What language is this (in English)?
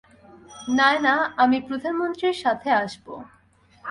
Bangla